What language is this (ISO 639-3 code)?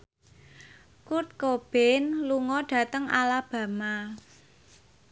jav